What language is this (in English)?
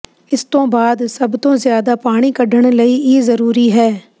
Punjabi